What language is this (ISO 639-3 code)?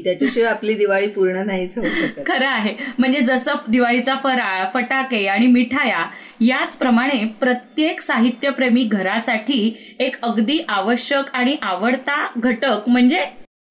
mar